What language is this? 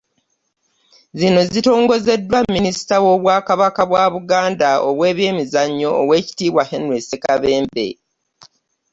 Ganda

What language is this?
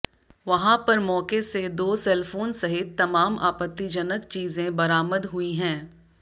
Hindi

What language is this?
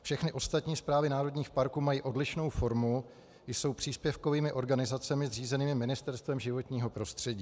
Czech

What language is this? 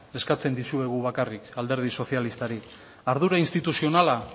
Basque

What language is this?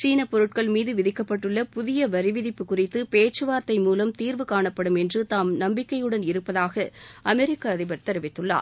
Tamil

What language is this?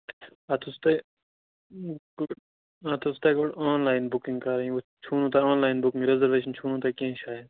Kashmiri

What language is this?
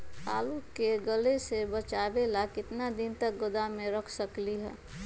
Magahi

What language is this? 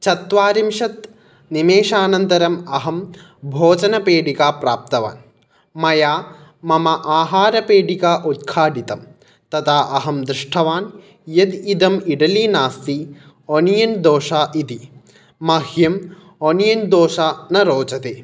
Sanskrit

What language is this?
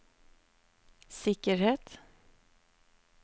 Norwegian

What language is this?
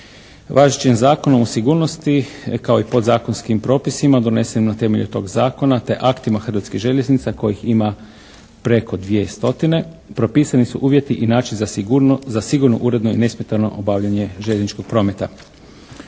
Croatian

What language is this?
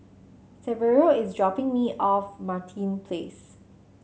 English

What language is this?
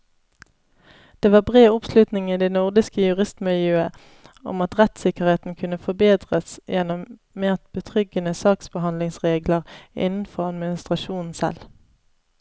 Norwegian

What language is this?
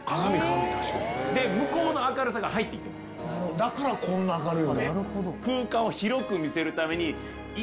Japanese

